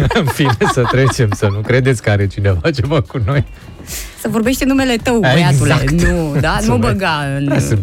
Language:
Romanian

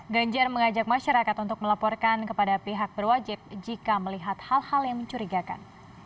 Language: Indonesian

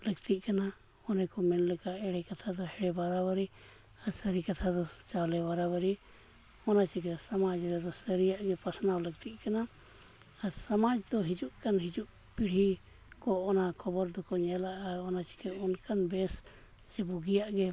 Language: Santali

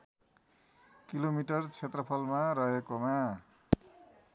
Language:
Nepali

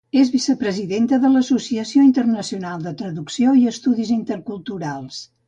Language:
Catalan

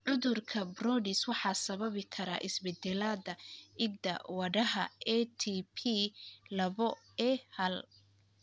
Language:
Somali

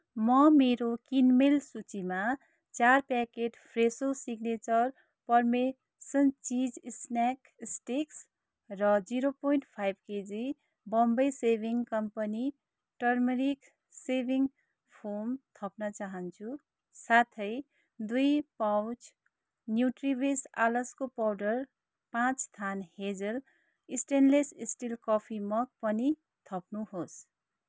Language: Nepali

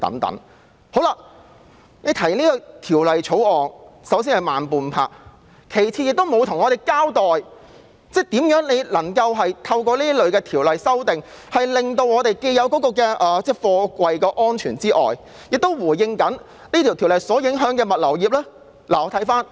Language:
Cantonese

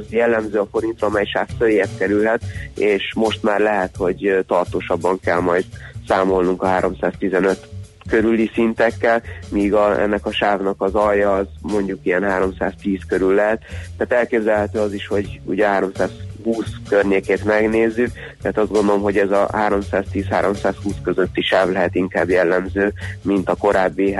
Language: Hungarian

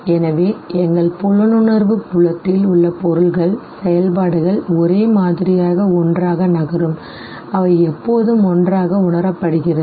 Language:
Tamil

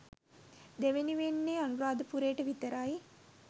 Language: Sinhala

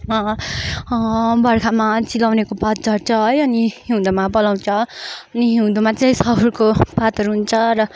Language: Nepali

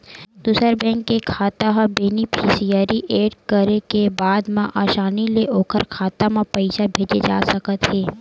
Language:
Chhattisgarhi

